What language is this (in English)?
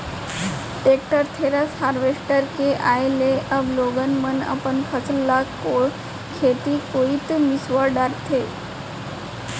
Chhattisgarhi